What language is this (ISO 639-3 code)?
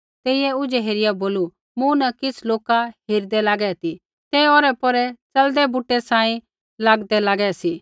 kfx